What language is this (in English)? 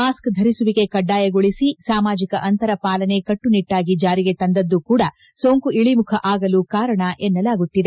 Kannada